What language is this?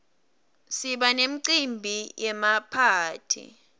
Swati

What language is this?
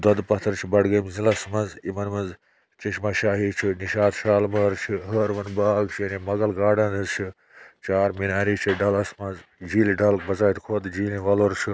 Kashmiri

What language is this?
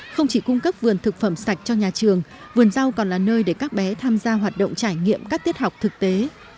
Vietnamese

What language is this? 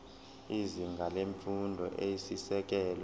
Zulu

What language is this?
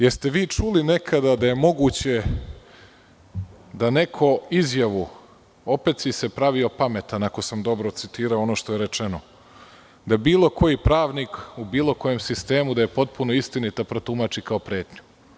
Serbian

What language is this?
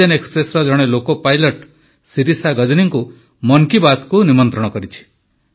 Odia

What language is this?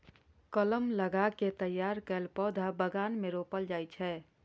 Maithili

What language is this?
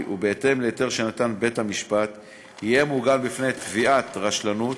Hebrew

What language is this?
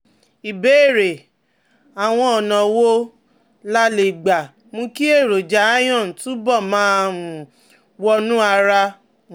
Yoruba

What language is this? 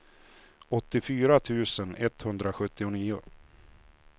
Swedish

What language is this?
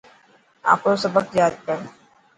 Dhatki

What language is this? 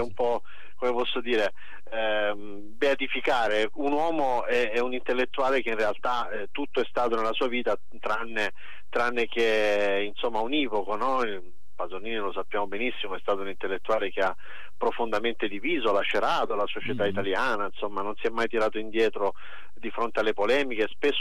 Italian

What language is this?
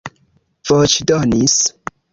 Esperanto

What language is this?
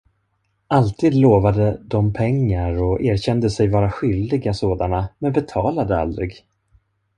Swedish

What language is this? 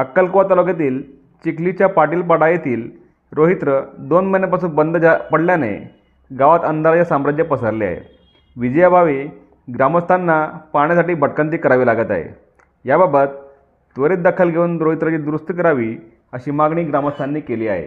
Marathi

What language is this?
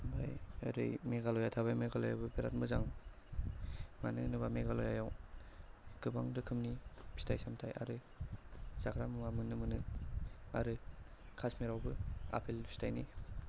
Bodo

